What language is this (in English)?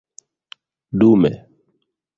Esperanto